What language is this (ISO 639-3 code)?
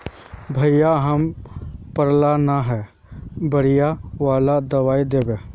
mag